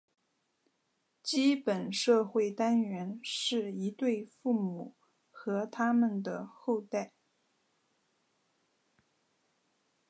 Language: Chinese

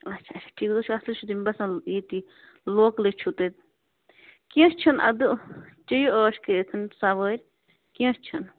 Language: Kashmiri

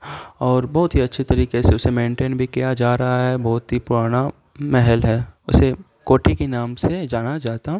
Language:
Urdu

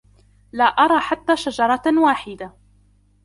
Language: Arabic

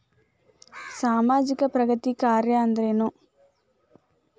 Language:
Kannada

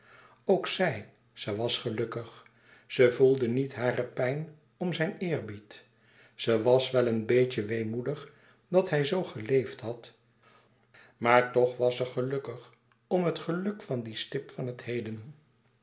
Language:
Dutch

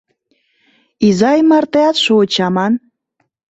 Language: Mari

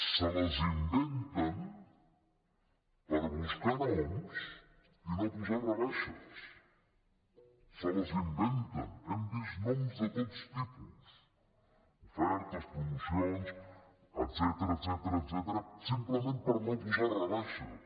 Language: Catalan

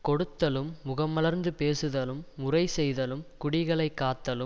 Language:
Tamil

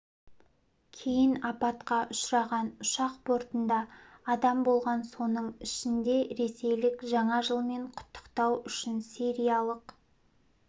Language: Kazakh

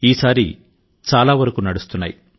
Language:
Telugu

